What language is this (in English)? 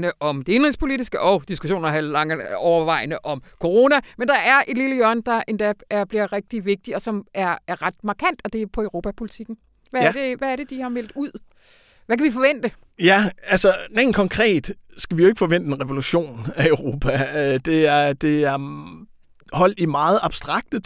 Danish